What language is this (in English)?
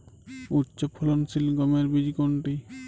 Bangla